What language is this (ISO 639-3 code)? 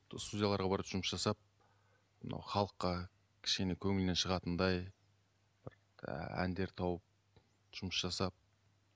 kaz